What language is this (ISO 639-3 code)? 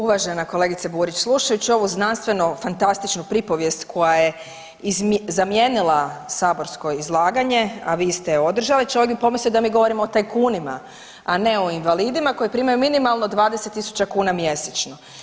hrv